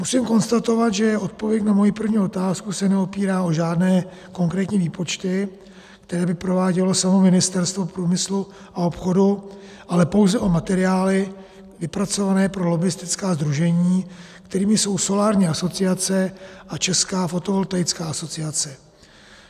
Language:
Czech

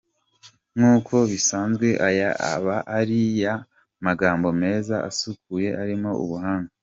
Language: Kinyarwanda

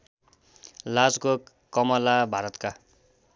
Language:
Nepali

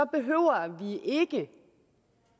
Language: Danish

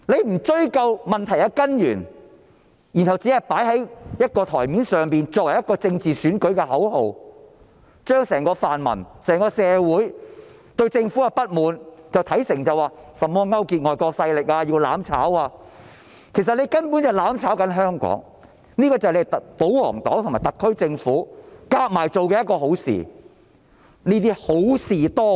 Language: Cantonese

